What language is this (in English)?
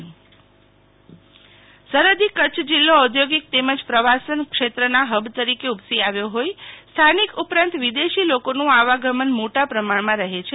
Gujarati